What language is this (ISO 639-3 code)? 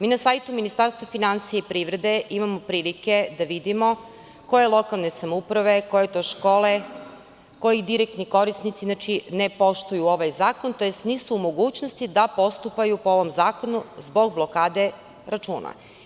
srp